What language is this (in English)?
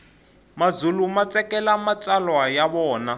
Tsonga